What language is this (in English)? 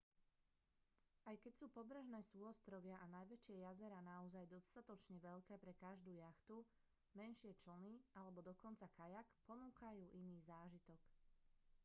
Slovak